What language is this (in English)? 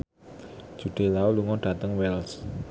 Javanese